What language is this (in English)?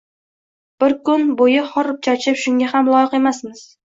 Uzbek